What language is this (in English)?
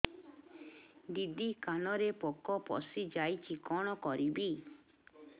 Odia